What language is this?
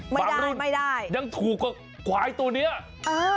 Thai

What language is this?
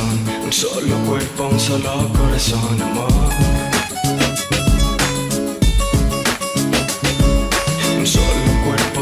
Spanish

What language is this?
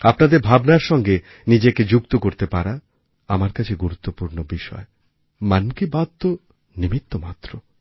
Bangla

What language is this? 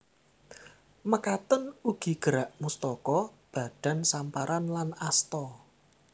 Javanese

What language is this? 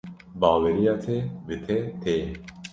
Kurdish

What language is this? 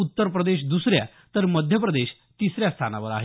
Marathi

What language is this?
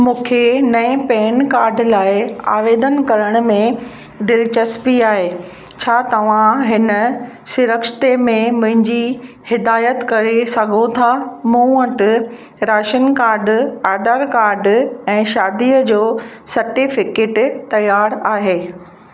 Sindhi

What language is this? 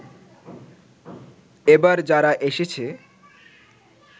Bangla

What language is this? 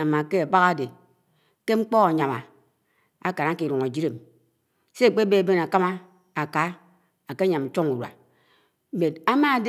Anaang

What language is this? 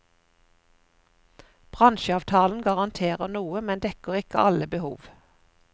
Norwegian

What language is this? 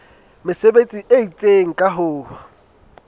Southern Sotho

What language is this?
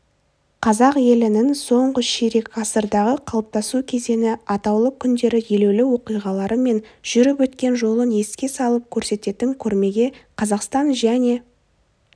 Kazakh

